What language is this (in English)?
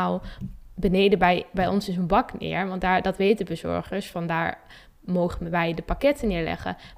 Dutch